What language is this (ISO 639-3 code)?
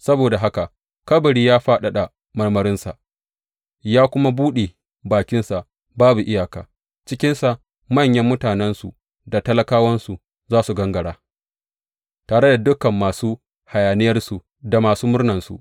hau